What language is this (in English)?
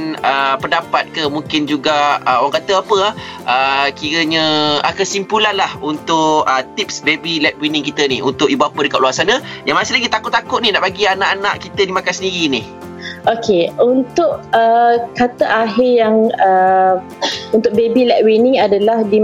Malay